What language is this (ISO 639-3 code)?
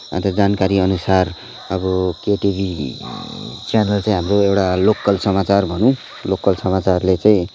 nep